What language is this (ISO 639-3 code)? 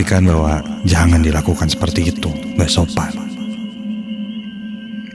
ind